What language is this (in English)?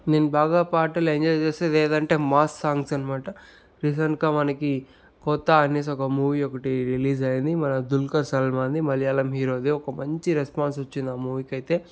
Telugu